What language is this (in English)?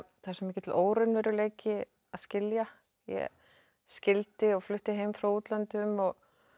Icelandic